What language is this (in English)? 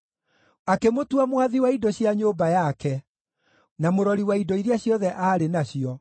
Kikuyu